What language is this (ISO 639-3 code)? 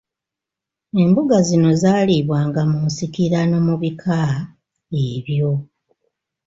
lug